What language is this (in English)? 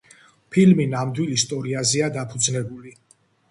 Georgian